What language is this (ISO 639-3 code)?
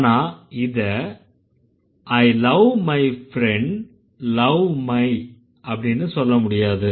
tam